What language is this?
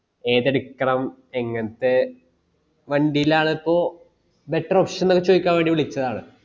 Malayalam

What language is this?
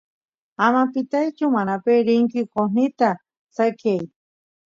Santiago del Estero Quichua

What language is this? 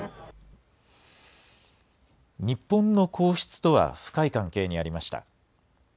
Japanese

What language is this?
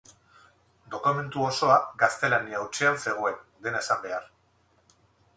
Basque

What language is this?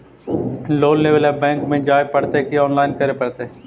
Magahi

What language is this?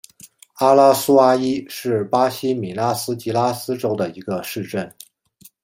Chinese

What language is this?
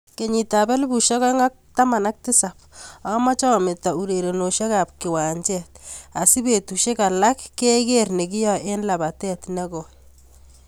Kalenjin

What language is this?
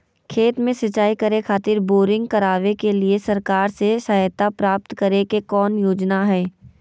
Magahi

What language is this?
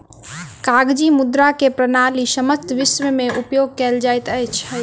Maithili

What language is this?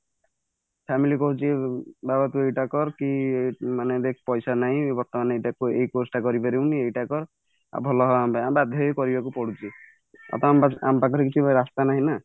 Odia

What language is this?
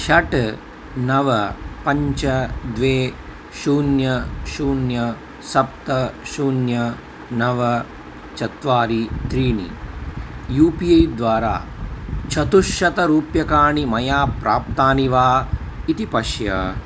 Sanskrit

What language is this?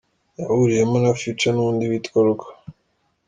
Kinyarwanda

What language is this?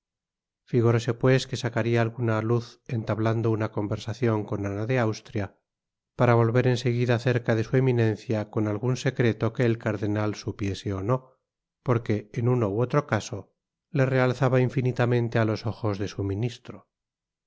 Spanish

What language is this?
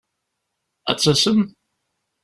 Kabyle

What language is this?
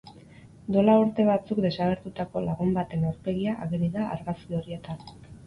Basque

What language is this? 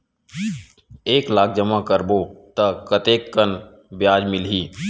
Chhattisgarhi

